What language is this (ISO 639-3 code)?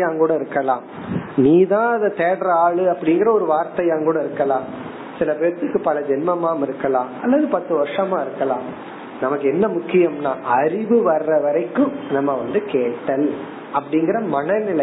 tam